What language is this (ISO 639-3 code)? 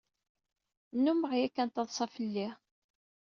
kab